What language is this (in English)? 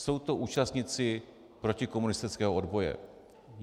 Czech